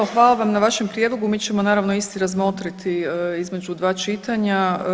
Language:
Croatian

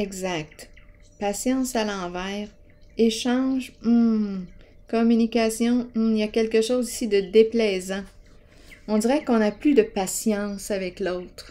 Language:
French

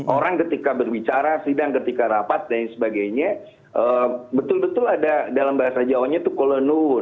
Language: Indonesian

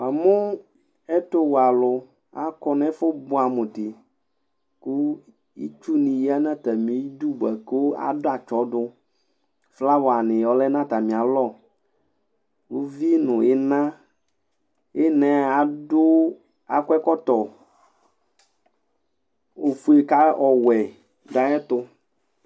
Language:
Ikposo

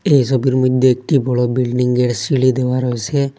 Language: Bangla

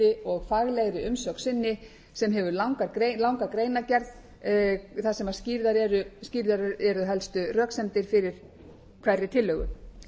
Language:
Icelandic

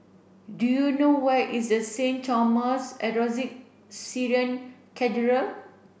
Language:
English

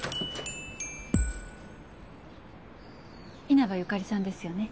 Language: Japanese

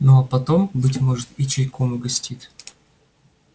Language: Russian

